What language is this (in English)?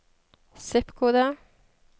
Norwegian